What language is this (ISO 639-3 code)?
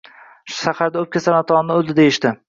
uzb